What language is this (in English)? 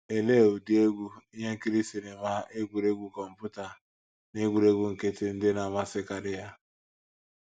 Igbo